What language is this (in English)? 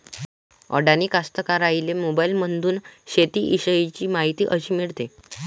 Marathi